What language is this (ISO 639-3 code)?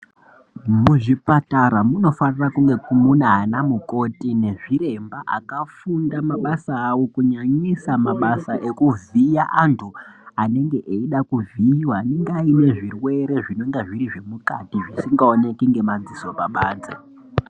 ndc